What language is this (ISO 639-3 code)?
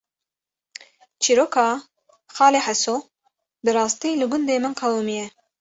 kur